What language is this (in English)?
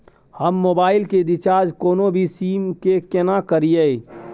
Maithili